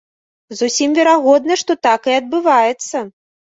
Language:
Belarusian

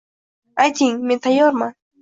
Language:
Uzbek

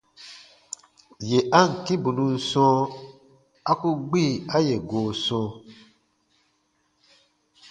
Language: Baatonum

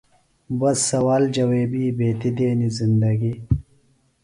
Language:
Phalura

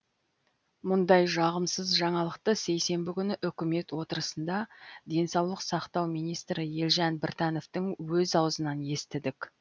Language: Kazakh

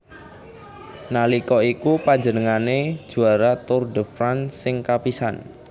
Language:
Javanese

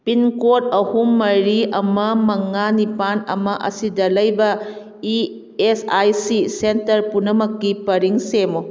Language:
Manipuri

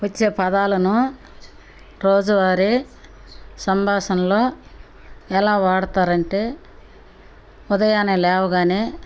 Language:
Telugu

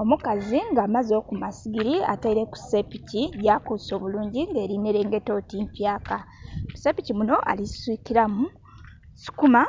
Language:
Soga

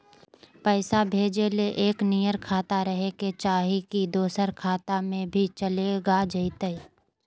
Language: Magahi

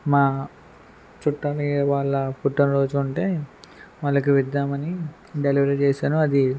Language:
Telugu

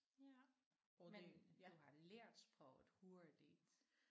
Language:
Danish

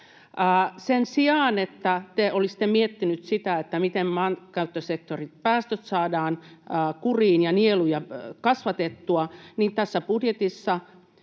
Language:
Finnish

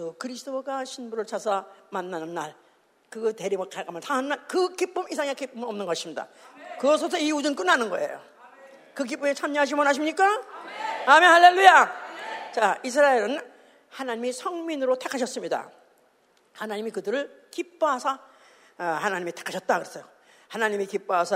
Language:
Korean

